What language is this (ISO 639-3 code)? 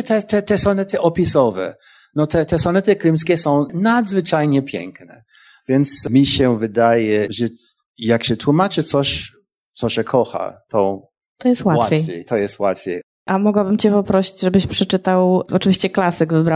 pol